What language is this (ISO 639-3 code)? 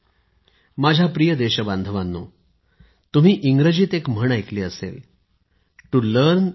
mar